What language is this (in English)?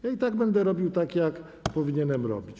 Polish